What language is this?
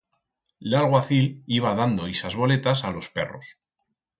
Aragonese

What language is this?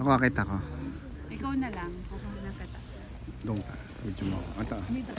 Filipino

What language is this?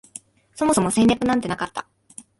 Japanese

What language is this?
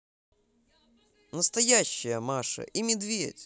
Russian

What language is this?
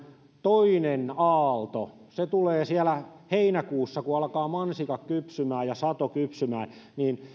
Finnish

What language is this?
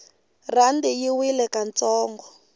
Tsonga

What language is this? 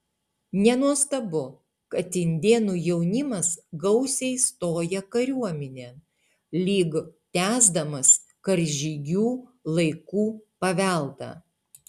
Lithuanian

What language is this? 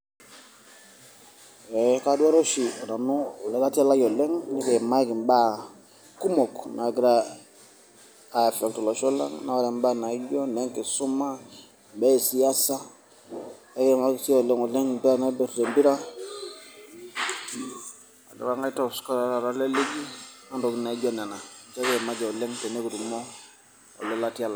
Masai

